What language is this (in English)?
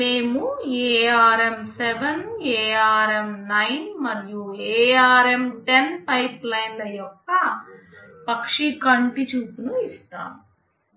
Telugu